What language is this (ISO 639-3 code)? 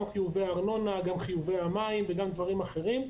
heb